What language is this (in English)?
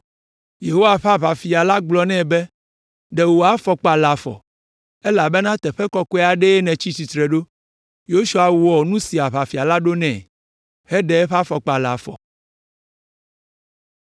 Ewe